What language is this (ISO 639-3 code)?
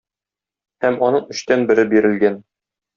tat